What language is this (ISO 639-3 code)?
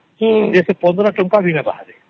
ori